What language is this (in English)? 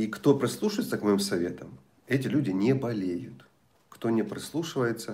Russian